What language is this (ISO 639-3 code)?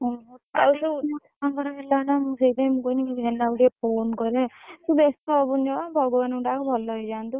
ori